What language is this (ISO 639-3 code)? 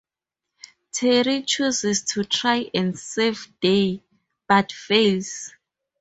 eng